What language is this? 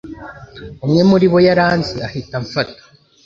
Kinyarwanda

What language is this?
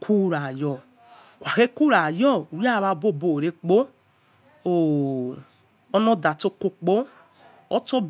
Yekhee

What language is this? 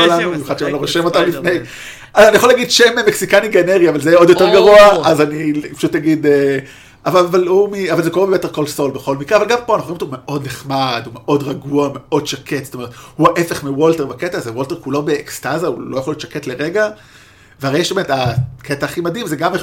Hebrew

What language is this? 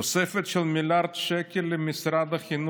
Hebrew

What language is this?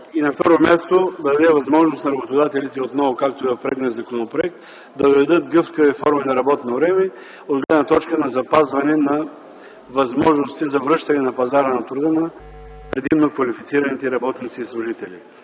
Bulgarian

